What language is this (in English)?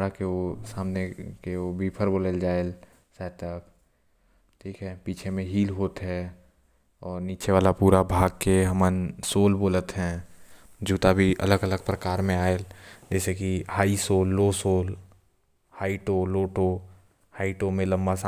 Korwa